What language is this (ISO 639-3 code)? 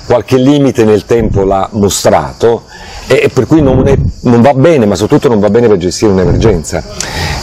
ita